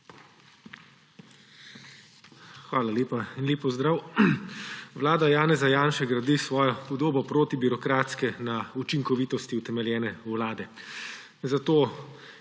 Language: Slovenian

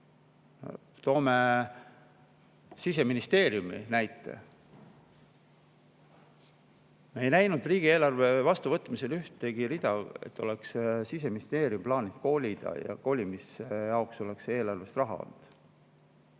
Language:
Estonian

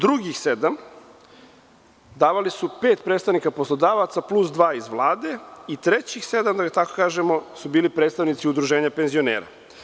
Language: Serbian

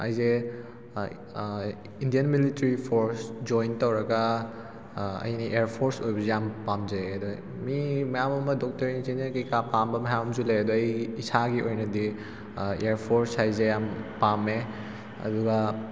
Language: Manipuri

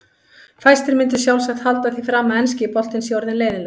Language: Icelandic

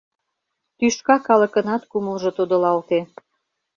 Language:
Mari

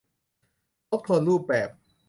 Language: Thai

